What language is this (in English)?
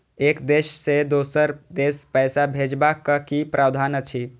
Maithili